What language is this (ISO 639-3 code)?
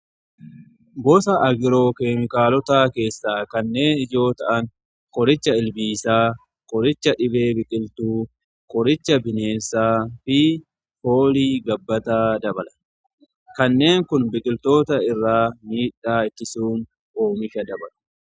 orm